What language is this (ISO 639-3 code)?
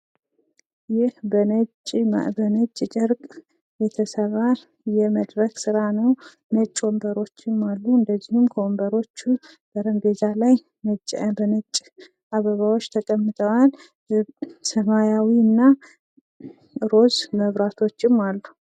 amh